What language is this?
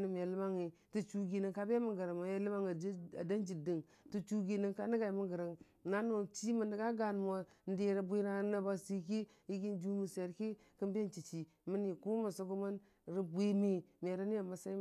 Dijim-Bwilim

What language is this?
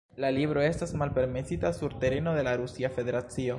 Esperanto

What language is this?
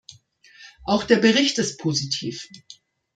German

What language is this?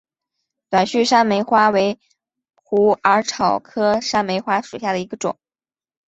Chinese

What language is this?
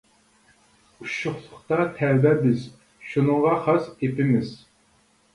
Uyghur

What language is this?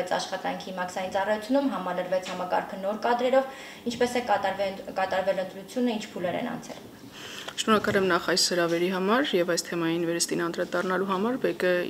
Romanian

